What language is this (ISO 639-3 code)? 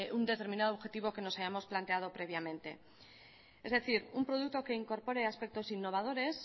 spa